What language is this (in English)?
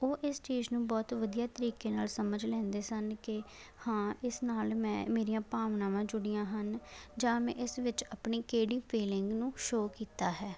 Punjabi